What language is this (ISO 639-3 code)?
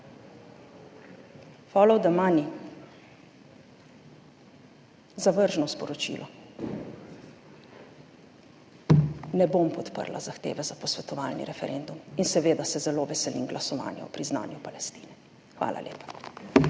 slv